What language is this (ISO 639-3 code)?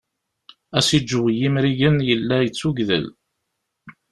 kab